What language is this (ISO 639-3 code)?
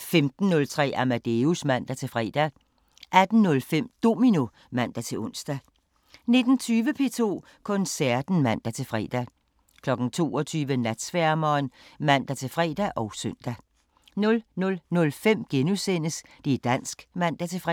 dan